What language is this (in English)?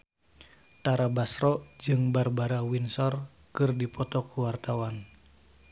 Sundanese